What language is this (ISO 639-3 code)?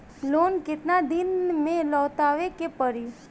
bho